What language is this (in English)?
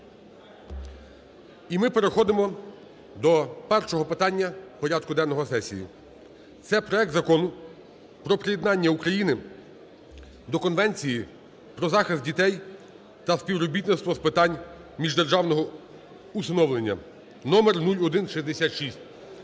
Ukrainian